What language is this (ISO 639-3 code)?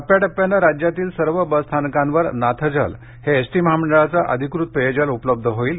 mar